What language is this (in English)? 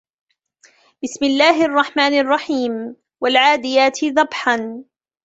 Arabic